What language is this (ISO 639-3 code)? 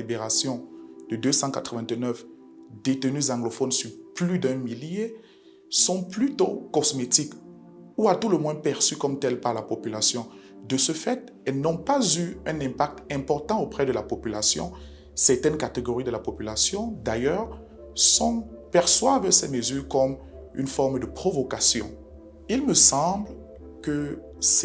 fra